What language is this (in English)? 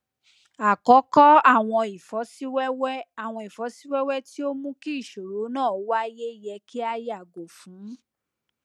Yoruba